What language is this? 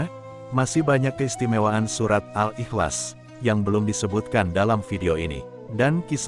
Indonesian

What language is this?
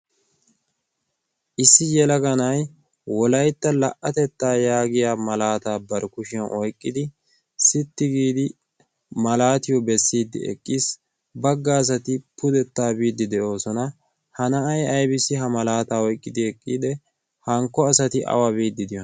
Wolaytta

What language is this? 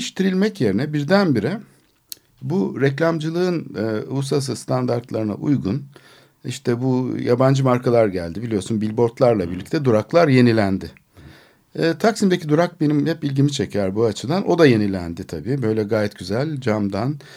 Turkish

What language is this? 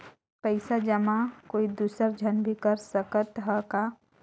Chhattisgarhi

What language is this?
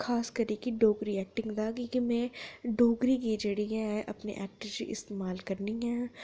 Dogri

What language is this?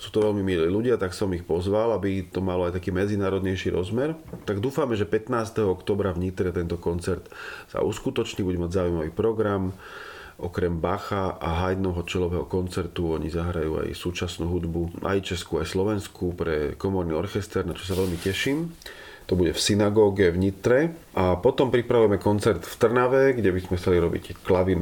Slovak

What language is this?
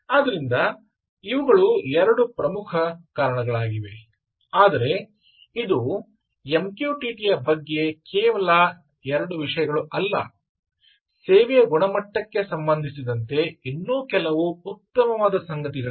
Kannada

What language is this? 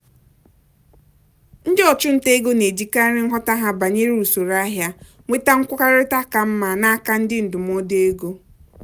Igbo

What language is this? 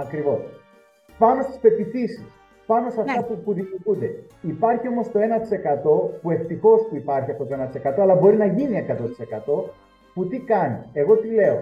Greek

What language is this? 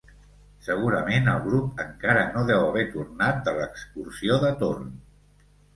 Catalan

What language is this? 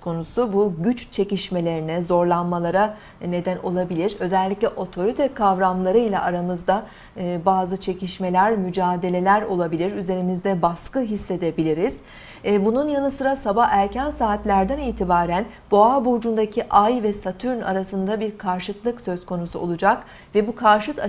Turkish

